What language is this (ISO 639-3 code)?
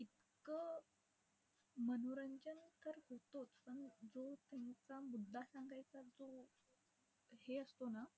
mar